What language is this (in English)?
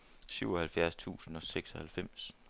Danish